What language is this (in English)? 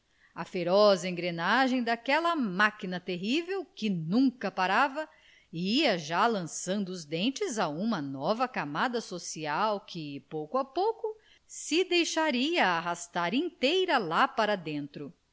Portuguese